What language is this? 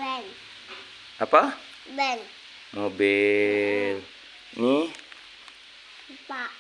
Malay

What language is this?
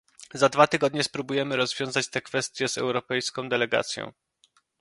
Polish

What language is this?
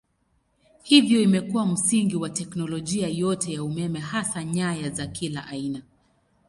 Swahili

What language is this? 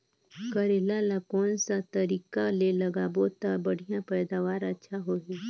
Chhattisgarhi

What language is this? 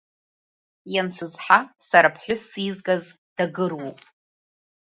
Abkhazian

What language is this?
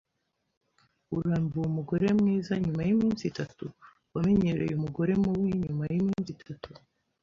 Kinyarwanda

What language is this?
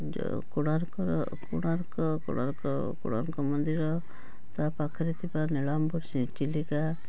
Odia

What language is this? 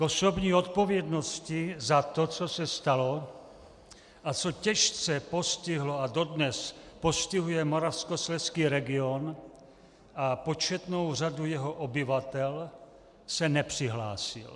Czech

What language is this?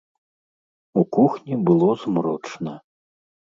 Belarusian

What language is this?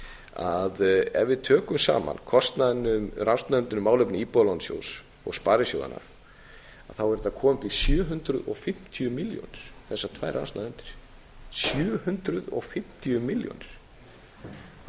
Icelandic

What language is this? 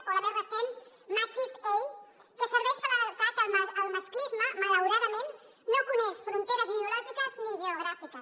Catalan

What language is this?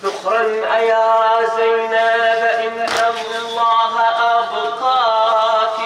Arabic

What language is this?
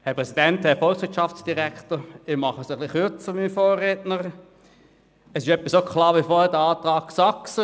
Swiss German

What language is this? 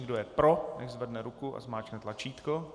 Czech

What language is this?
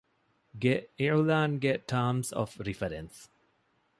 Divehi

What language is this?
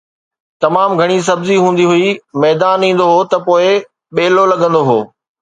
Sindhi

